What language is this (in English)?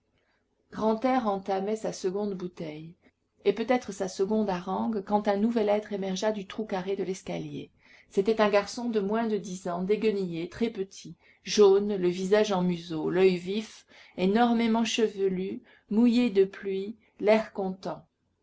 French